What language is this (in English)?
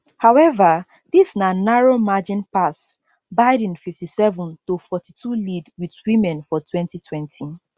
Nigerian Pidgin